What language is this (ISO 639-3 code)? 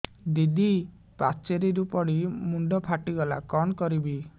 ori